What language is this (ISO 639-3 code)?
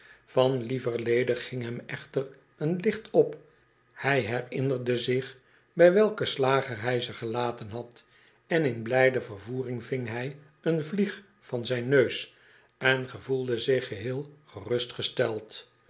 nld